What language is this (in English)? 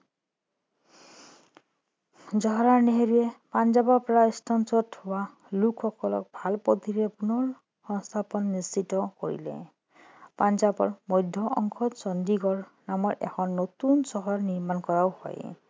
Assamese